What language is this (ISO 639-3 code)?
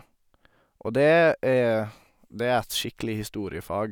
nor